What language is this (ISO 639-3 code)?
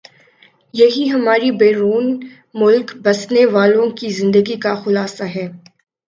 urd